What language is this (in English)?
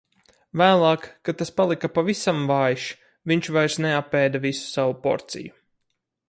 Latvian